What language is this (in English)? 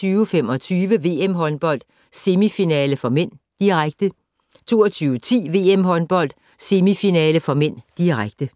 Danish